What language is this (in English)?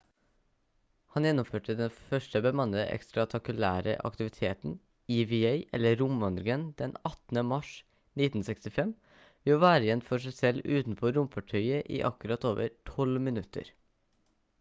Norwegian Bokmål